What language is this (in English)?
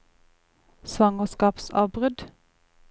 Norwegian